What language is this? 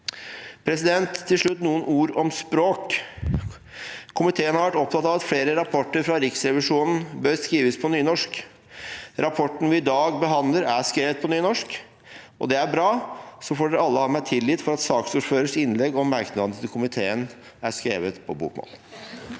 Norwegian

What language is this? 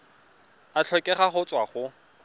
Tswana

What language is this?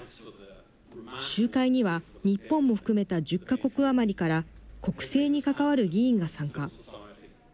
Japanese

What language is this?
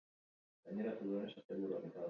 Basque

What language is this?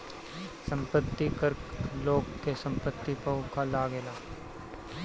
Bhojpuri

